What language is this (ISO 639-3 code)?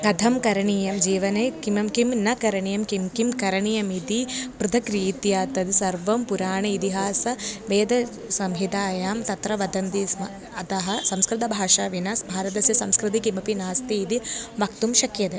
san